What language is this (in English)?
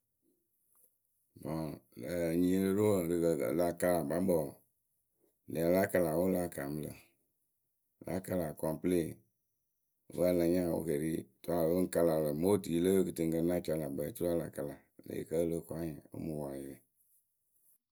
Akebu